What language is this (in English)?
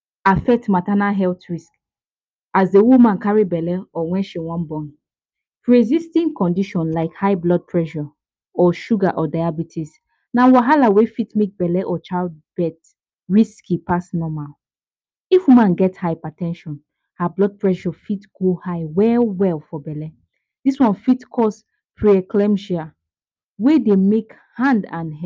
Nigerian Pidgin